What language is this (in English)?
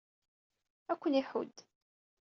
Kabyle